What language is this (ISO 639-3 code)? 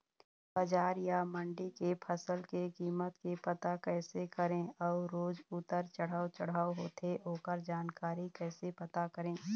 hne